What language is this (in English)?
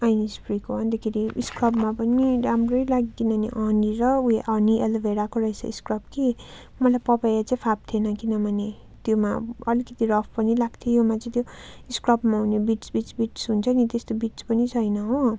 Nepali